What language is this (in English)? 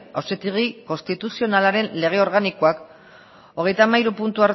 Basque